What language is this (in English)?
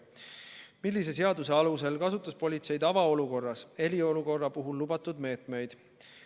Estonian